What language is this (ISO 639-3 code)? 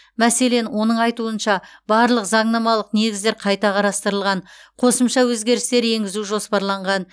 kaz